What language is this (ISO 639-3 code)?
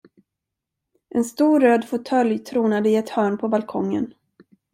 swe